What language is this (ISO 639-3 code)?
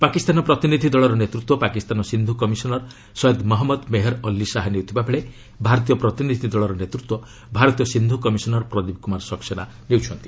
ori